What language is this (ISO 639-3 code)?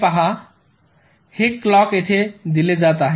mar